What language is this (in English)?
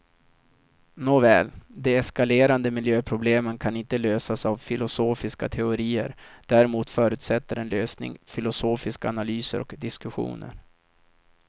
Swedish